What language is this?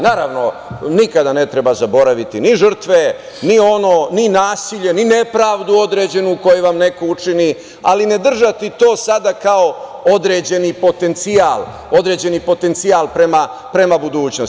Serbian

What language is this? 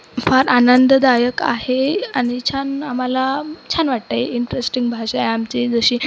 Marathi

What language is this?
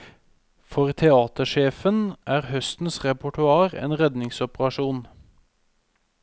Norwegian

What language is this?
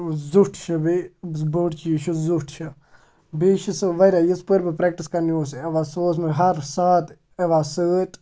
Kashmiri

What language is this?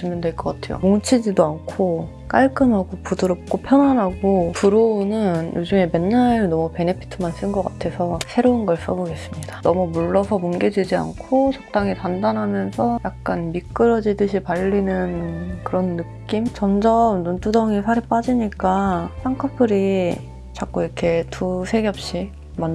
Korean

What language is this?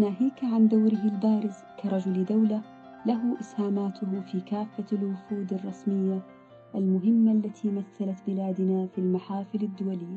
Arabic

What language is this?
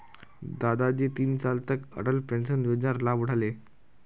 Magahi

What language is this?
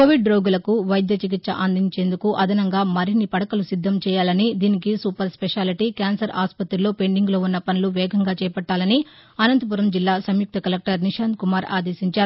Telugu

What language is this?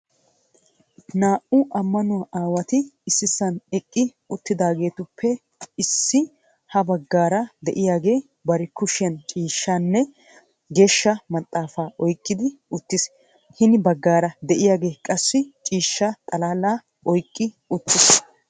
Wolaytta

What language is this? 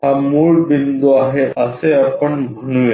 Marathi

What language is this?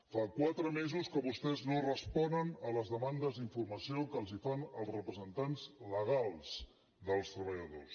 Catalan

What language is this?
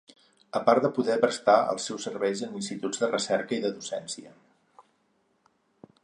Catalan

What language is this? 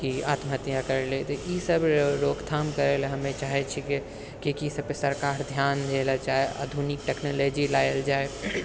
Maithili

